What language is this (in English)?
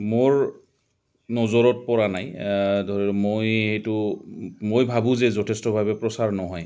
Assamese